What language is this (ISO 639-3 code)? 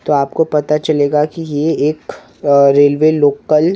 hin